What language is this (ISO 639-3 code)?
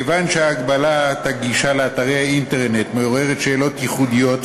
heb